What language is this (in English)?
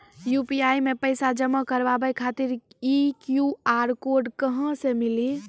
Maithili